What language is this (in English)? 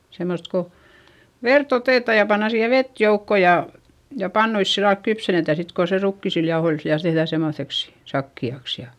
Finnish